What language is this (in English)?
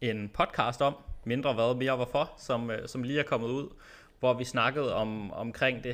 Danish